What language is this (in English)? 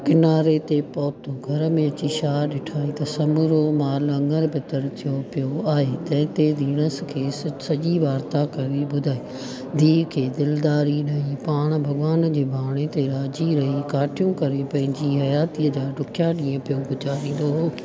Sindhi